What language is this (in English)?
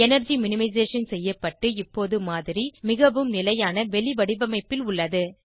Tamil